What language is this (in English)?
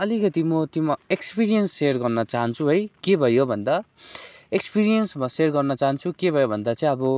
Nepali